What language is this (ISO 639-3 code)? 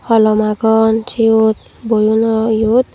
ccp